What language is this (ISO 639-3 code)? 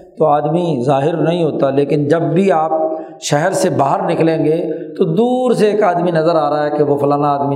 urd